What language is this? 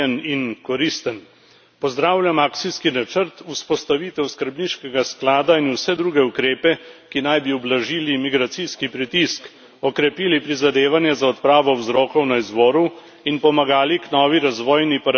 Slovenian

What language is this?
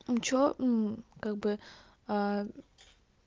Russian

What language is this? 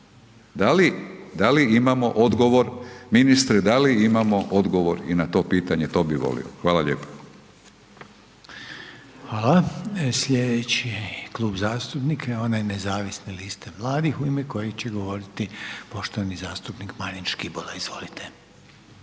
Croatian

